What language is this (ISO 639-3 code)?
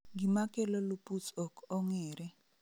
luo